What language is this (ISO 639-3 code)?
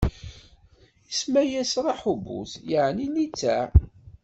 kab